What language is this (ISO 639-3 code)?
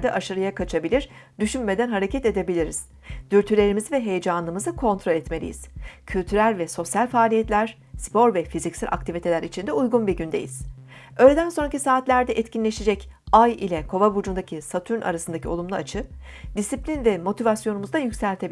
tur